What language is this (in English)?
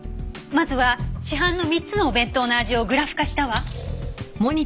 Japanese